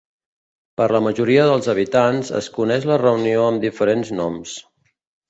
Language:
Catalan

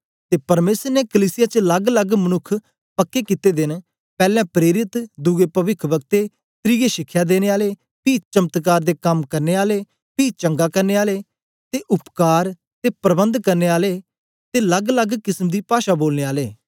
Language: Dogri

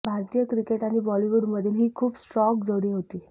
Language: Marathi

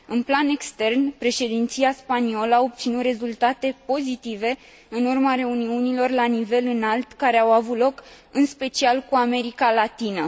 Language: Romanian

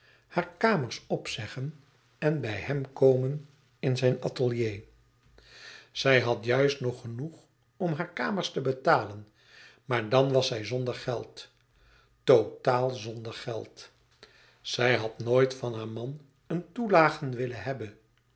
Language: Dutch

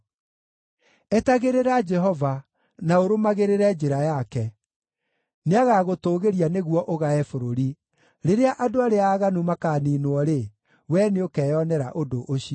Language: Kikuyu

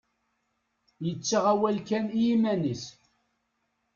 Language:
Kabyle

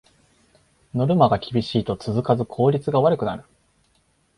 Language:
Japanese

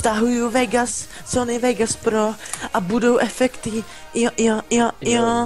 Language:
Czech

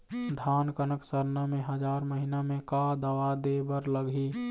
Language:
Chhattisgarhi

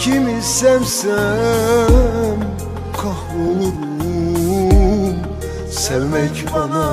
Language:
Turkish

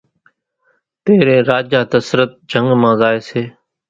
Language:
Kachi Koli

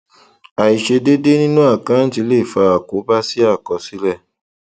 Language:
Yoruba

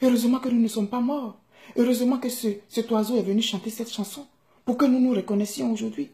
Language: French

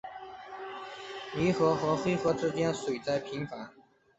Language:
Chinese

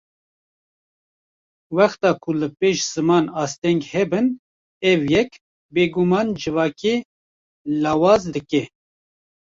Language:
Kurdish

